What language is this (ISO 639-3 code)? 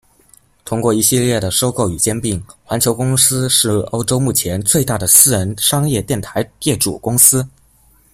zho